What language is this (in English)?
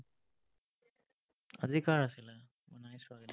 Assamese